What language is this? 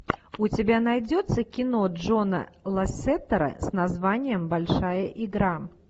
Russian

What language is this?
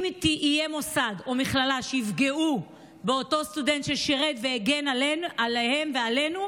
Hebrew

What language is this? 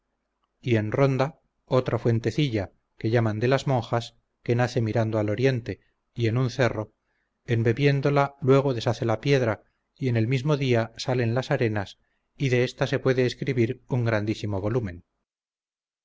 Spanish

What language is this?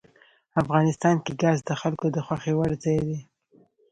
Pashto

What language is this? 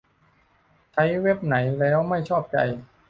Thai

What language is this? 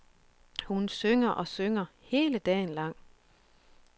Danish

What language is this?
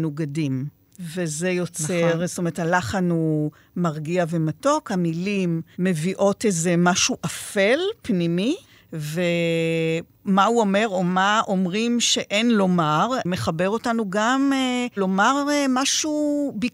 Hebrew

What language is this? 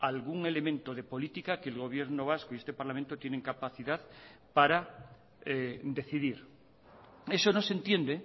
Spanish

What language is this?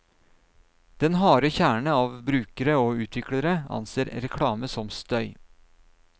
Norwegian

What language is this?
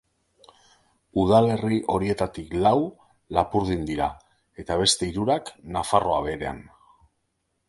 Basque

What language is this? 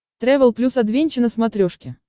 Russian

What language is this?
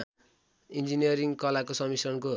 Nepali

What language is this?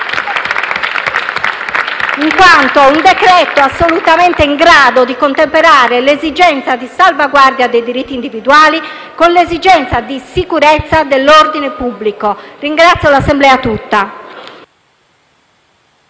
Italian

